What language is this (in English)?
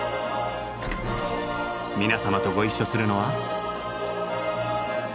Japanese